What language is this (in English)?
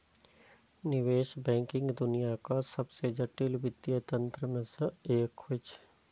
Maithili